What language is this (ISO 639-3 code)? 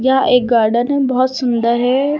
hin